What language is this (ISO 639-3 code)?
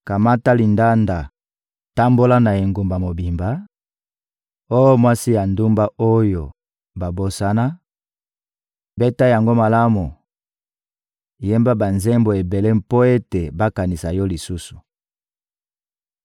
lin